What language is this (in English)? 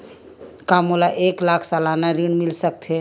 Chhattisgarhi